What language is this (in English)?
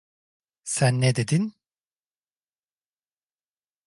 Turkish